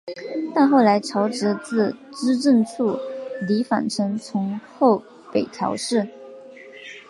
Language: Chinese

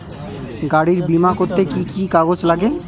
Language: Bangla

